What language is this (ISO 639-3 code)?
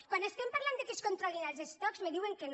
cat